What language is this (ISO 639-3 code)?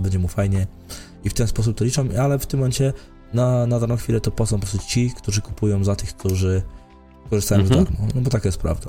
pol